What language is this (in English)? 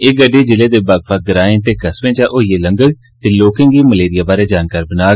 Dogri